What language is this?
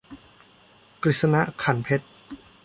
Thai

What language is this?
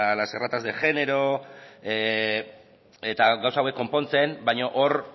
Basque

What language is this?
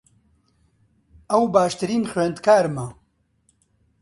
Central Kurdish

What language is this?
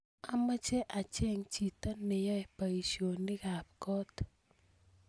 Kalenjin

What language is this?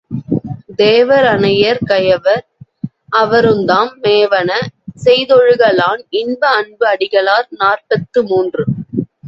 Tamil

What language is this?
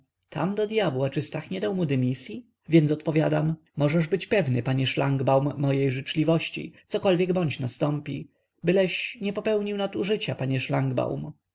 Polish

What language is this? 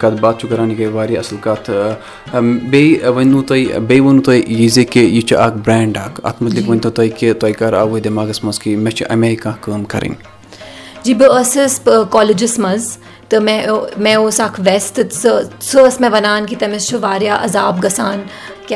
Urdu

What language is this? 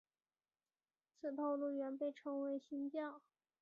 Chinese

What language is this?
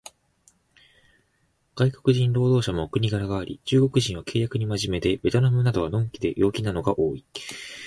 Japanese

